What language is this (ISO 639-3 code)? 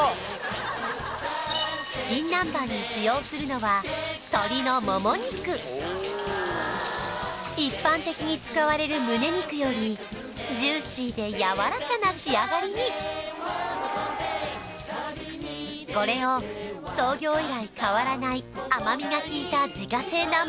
jpn